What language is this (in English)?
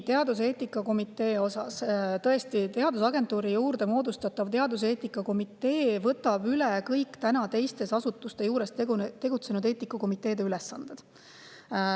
Estonian